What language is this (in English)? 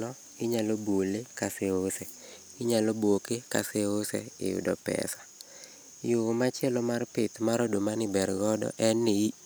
Luo (Kenya and Tanzania)